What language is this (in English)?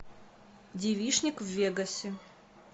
Russian